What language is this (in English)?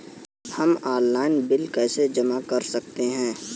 Hindi